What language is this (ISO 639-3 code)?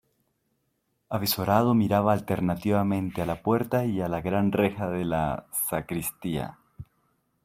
spa